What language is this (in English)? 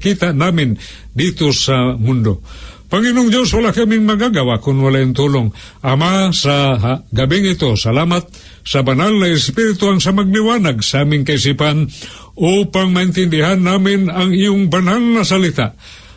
Filipino